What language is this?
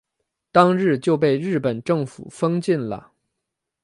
Chinese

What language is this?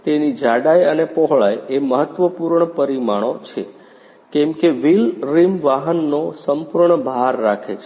Gujarati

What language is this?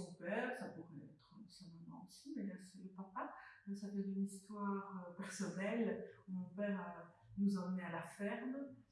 French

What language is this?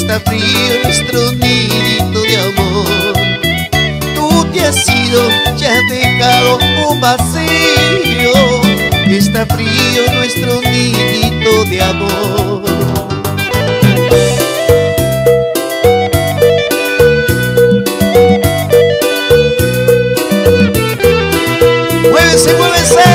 Indonesian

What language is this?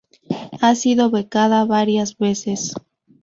Spanish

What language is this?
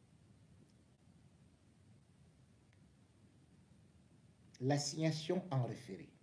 French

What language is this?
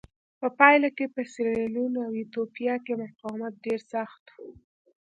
Pashto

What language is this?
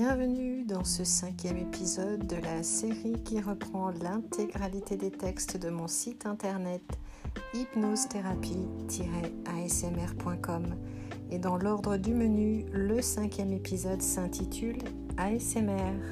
French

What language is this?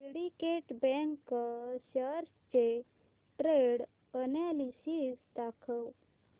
Marathi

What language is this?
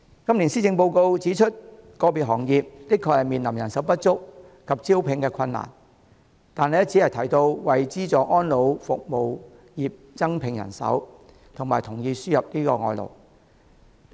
Cantonese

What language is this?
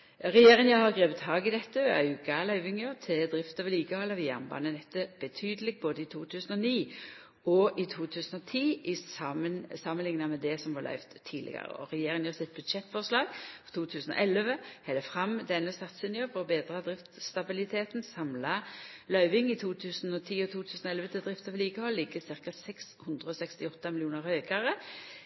Norwegian Nynorsk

